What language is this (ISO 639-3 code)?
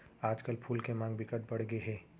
hne